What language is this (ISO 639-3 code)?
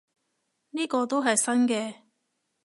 yue